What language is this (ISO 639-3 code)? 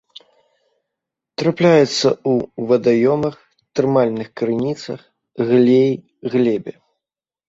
bel